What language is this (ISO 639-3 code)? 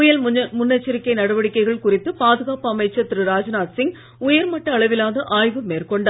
tam